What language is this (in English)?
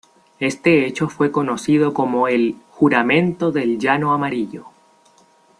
Spanish